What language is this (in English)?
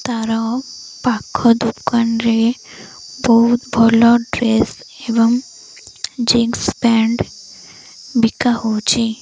Odia